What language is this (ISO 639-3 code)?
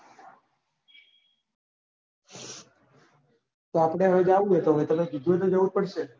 guj